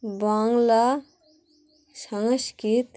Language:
Bangla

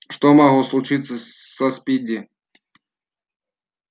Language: Russian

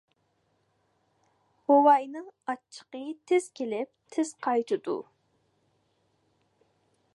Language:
Uyghur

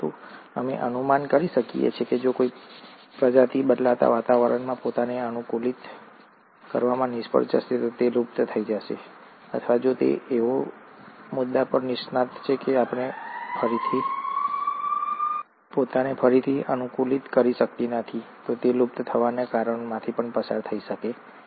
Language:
Gujarati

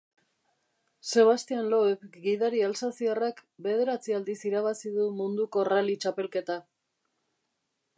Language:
Basque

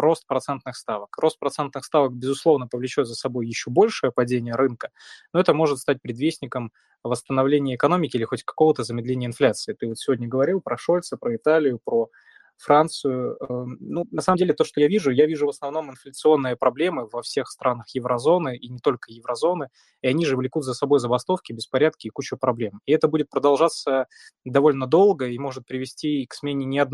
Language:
Russian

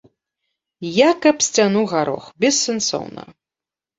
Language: Belarusian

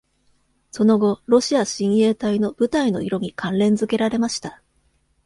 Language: Japanese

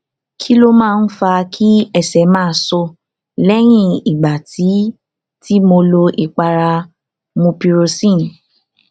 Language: Yoruba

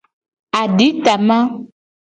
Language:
Gen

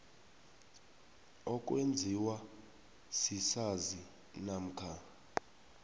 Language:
South Ndebele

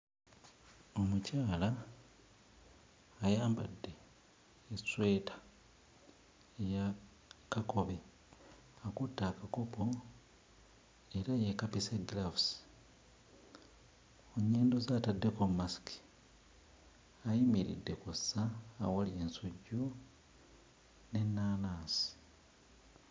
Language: Ganda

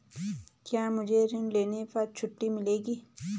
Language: Hindi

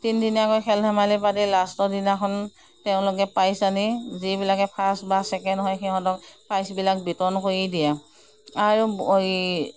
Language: Assamese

